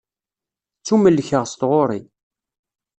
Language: Kabyle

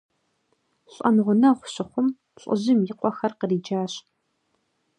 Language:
Kabardian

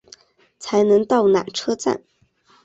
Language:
Chinese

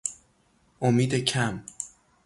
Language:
Persian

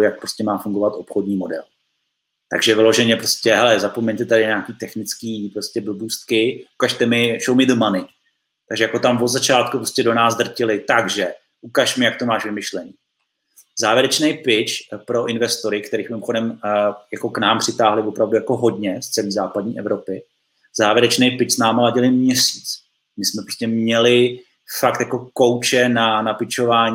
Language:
Czech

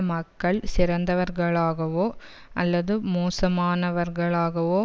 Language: Tamil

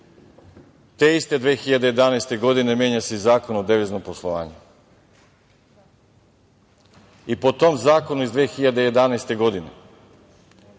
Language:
Serbian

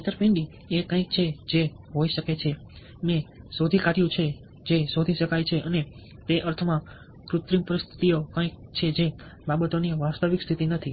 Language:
Gujarati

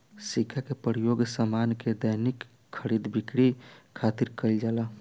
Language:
Bhojpuri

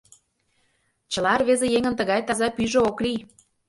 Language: Mari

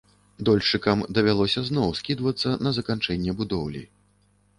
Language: Belarusian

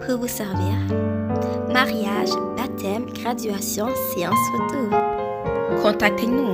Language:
French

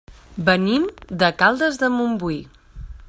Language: Catalan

